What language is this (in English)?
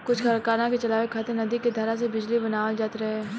Bhojpuri